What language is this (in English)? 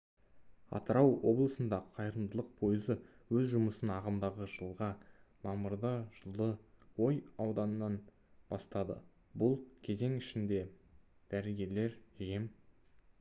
Kazakh